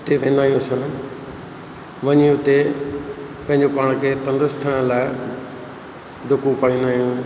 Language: Sindhi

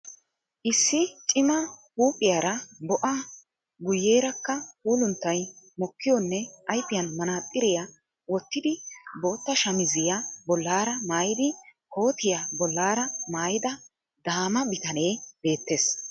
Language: Wolaytta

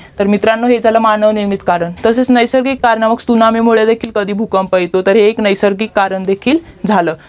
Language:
Marathi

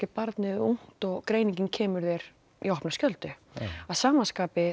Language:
Icelandic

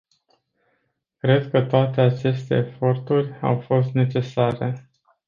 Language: Romanian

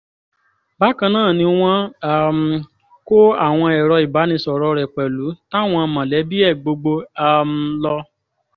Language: Yoruba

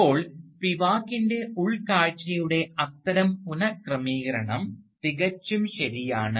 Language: Malayalam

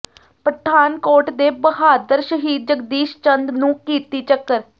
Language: Punjabi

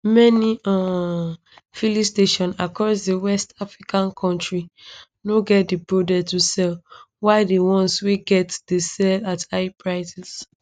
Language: Nigerian Pidgin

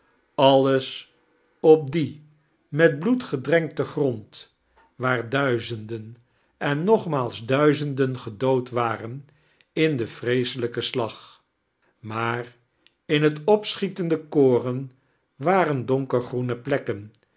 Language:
Dutch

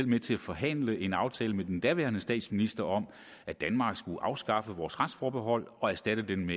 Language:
Danish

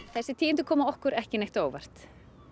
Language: Icelandic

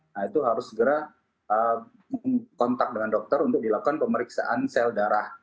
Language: Indonesian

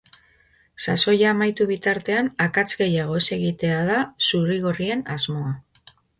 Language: Basque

